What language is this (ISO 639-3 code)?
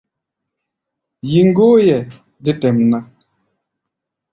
gba